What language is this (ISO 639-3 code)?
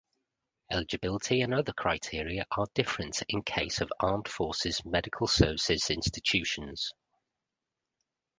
eng